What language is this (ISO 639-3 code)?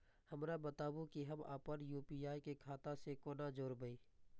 mai